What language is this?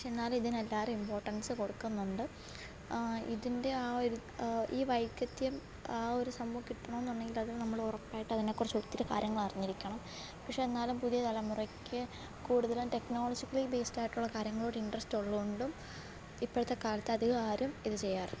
Malayalam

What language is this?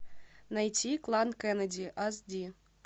Russian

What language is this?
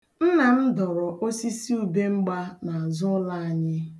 Igbo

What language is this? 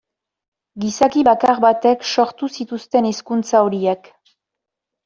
Basque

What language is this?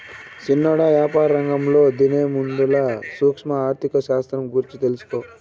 Telugu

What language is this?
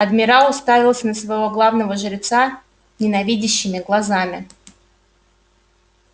Russian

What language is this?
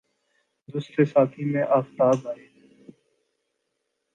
Urdu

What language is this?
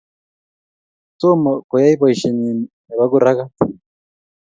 Kalenjin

